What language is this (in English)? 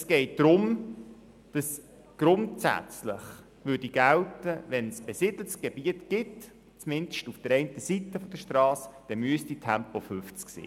Swiss German